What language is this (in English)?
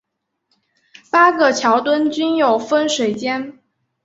Chinese